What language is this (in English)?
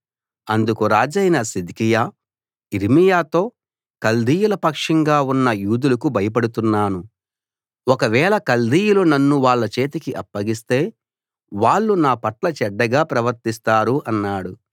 Telugu